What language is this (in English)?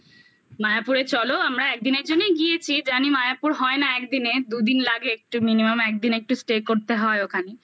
Bangla